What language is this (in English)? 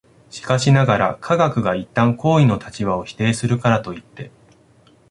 Japanese